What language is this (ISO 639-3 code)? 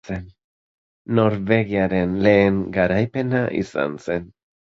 eus